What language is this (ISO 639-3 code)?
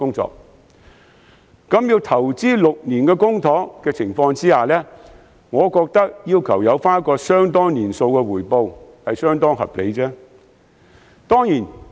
yue